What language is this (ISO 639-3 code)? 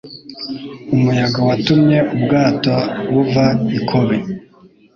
kin